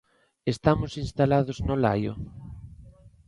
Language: Galician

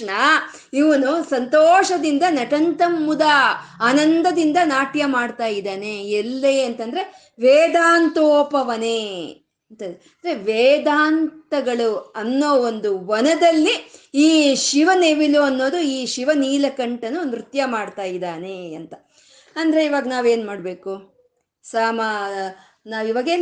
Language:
Kannada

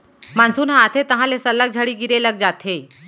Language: Chhattisgarhi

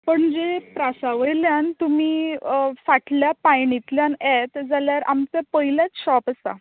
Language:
Konkani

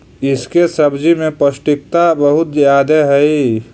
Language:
Magahi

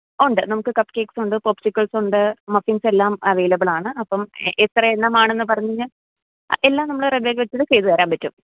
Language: Malayalam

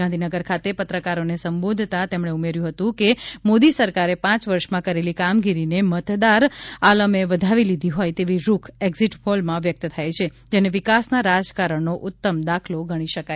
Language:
Gujarati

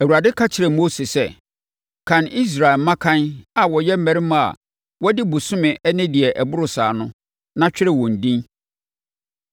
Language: Akan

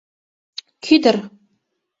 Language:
Mari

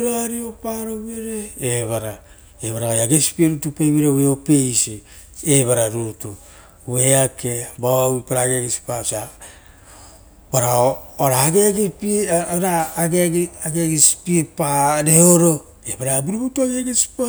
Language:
Rotokas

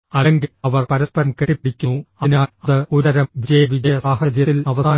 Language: Malayalam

